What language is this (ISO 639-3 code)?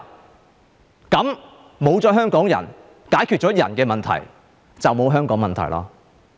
yue